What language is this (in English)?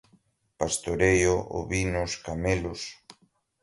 Portuguese